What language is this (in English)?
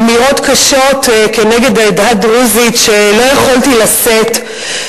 Hebrew